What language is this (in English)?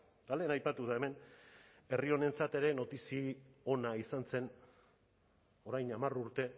Basque